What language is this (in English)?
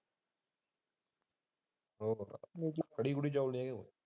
Punjabi